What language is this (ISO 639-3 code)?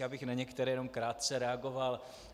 ces